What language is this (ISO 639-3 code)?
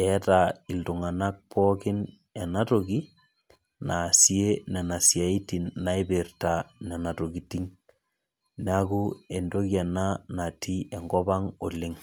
mas